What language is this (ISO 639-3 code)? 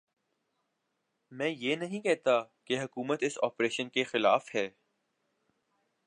urd